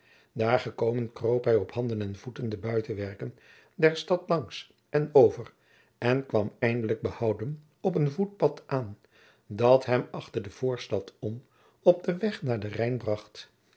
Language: Dutch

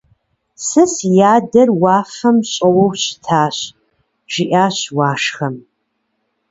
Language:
Kabardian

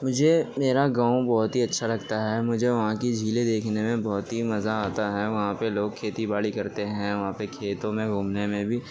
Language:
Urdu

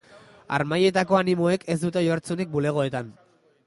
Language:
Basque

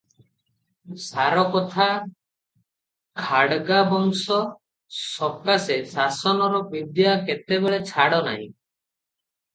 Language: Odia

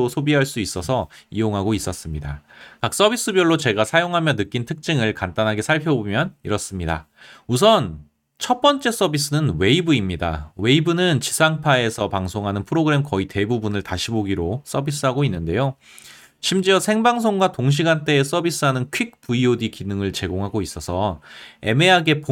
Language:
Korean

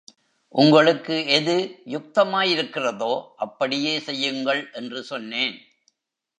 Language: Tamil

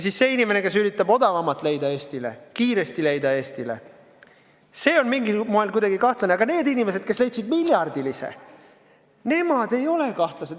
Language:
Estonian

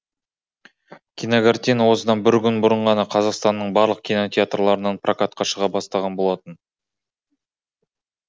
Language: Kazakh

